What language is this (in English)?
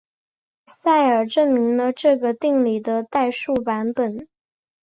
Chinese